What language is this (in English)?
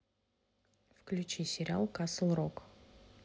Russian